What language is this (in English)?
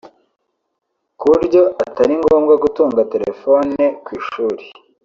Kinyarwanda